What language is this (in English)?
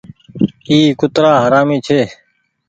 Goaria